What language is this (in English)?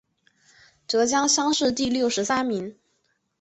Chinese